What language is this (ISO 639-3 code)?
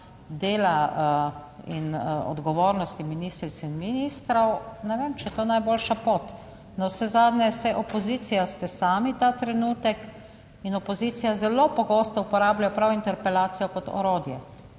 slv